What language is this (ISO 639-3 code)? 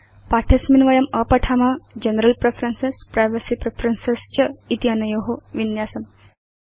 san